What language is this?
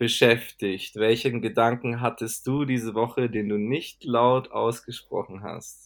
German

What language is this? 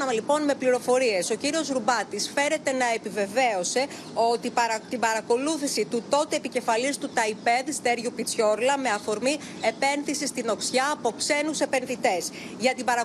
Greek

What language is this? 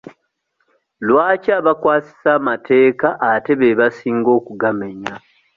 Ganda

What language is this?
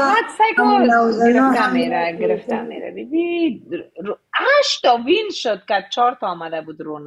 Persian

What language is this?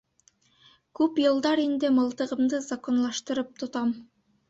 Bashkir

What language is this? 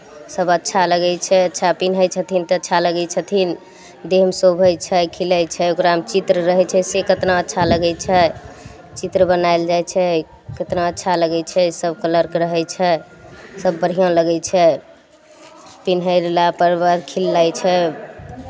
Maithili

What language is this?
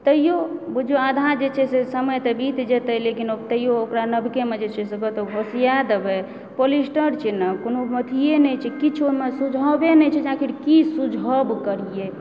Maithili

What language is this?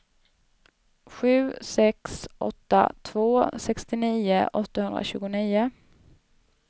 Swedish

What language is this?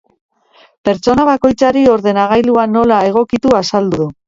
Basque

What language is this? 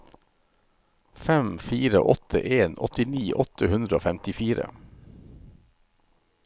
Norwegian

